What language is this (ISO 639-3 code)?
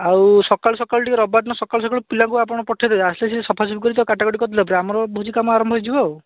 ori